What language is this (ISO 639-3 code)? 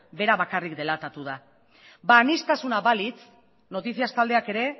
eus